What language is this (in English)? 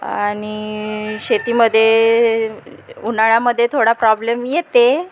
Marathi